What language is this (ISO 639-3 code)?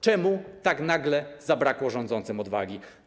pol